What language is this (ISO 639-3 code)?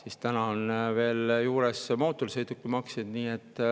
est